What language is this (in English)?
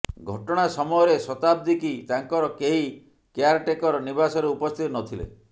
Odia